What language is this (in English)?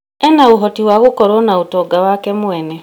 Kikuyu